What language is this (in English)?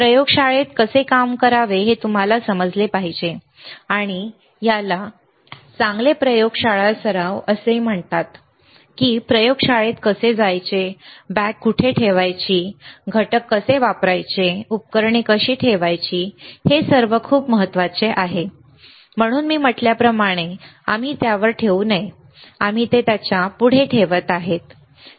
Marathi